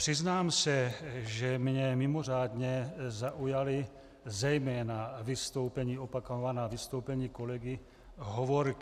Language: Czech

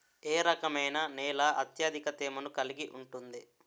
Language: Telugu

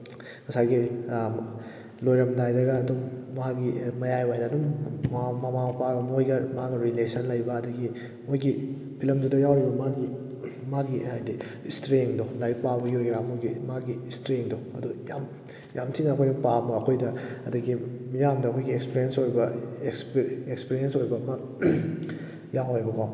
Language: Manipuri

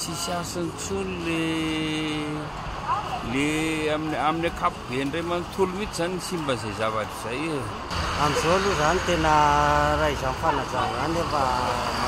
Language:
Romanian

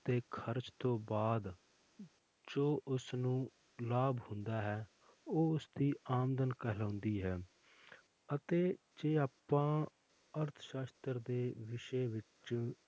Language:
Punjabi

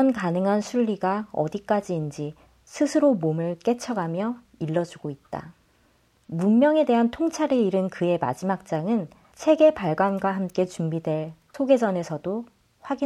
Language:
Korean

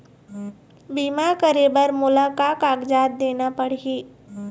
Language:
Chhattisgarhi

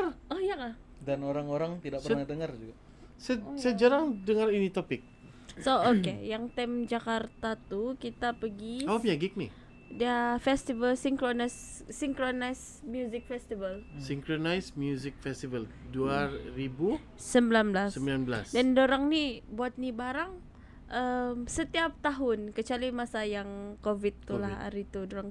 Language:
Malay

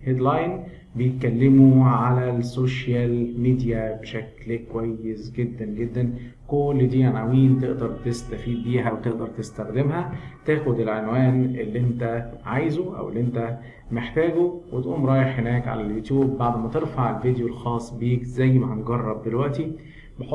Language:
Arabic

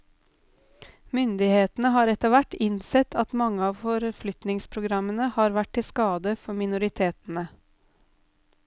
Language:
Norwegian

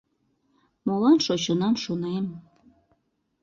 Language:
Mari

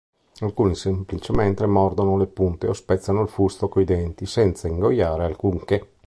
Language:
Italian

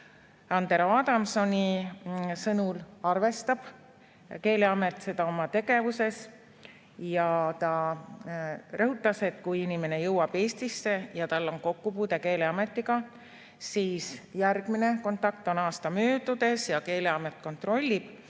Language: Estonian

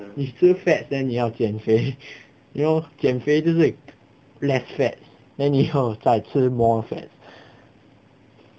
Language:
English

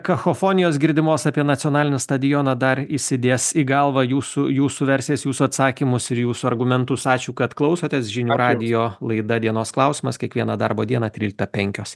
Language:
Lithuanian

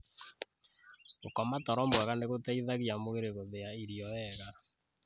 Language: Kikuyu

